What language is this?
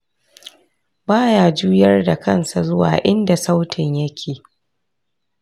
Hausa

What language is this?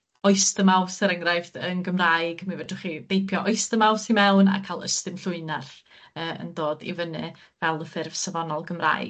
Welsh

